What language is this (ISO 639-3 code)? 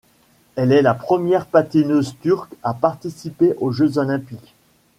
fra